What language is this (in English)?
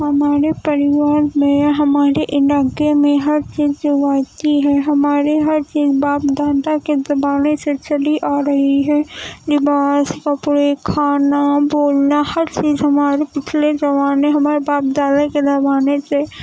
Urdu